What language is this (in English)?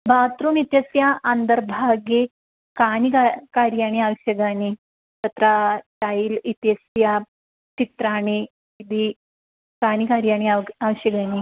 Sanskrit